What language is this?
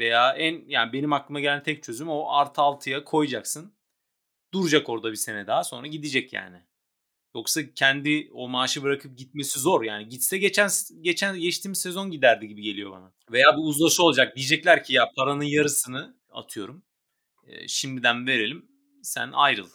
Turkish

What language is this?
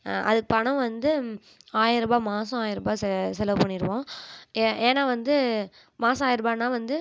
Tamil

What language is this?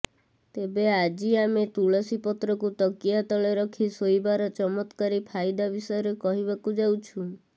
Odia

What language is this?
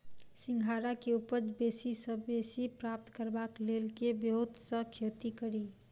Maithili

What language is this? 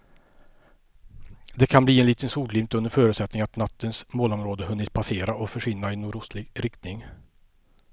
Swedish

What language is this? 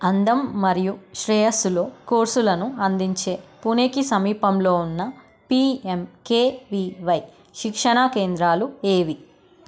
Telugu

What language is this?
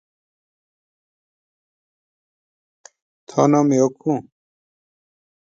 Shina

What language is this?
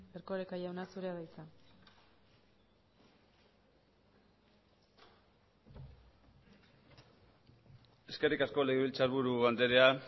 Basque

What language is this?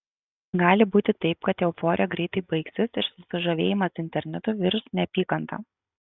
Lithuanian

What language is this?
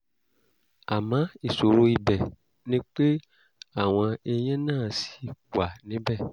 Yoruba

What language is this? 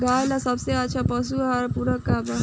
Bhojpuri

